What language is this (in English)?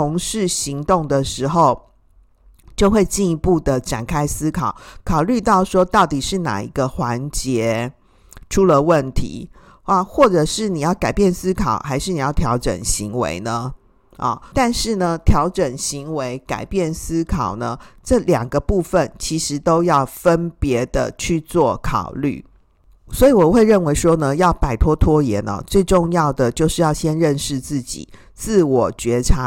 Chinese